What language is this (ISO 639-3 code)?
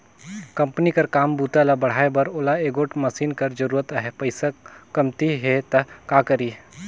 hne